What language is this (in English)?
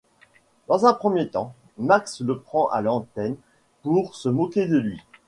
French